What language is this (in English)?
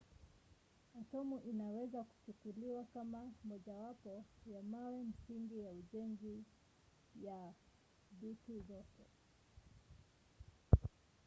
Swahili